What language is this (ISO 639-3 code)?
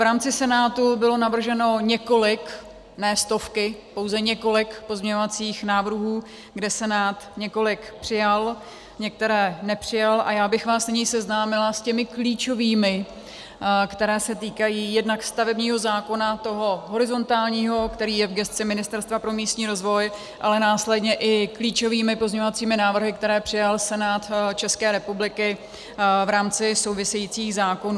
ces